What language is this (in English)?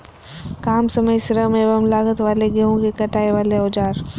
Magahi